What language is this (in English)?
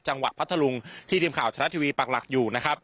Thai